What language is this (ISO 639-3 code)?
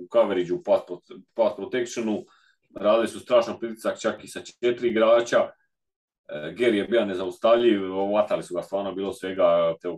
hrv